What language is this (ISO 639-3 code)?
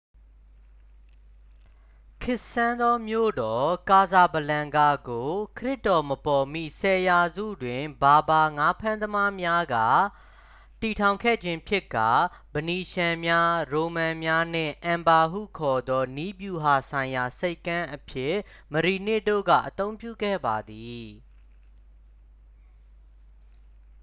mya